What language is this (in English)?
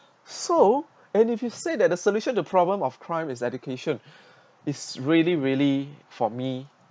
English